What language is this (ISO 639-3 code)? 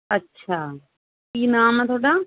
pan